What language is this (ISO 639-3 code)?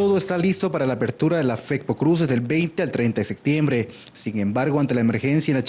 spa